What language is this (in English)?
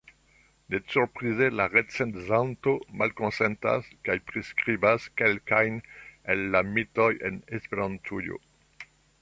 Esperanto